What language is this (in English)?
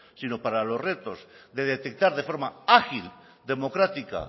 Spanish